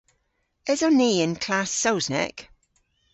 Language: Cornish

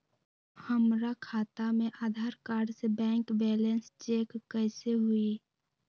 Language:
Magahi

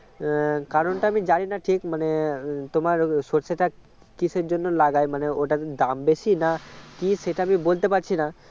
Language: Bangla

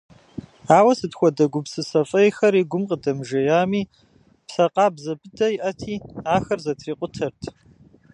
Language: Kabardian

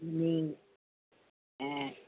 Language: Sindhi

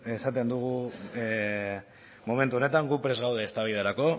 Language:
Basque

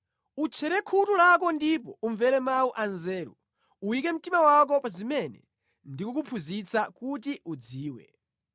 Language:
Nyanja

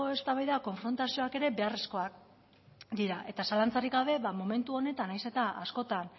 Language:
Basque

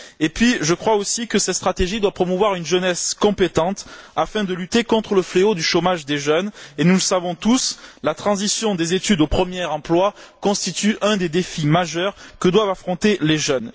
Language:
French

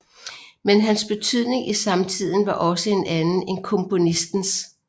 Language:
Danish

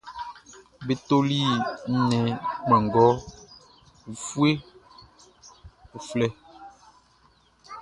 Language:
Baoulé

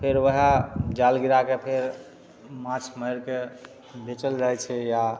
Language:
Maithili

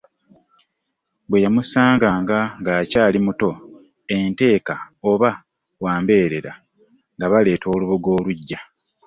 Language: Ganda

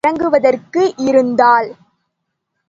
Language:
Tamil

